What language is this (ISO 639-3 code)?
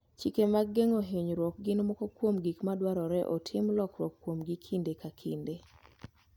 luo